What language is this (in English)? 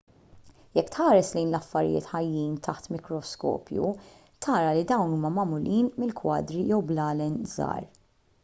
Maltese